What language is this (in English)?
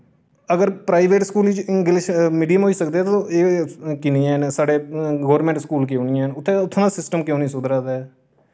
Dogri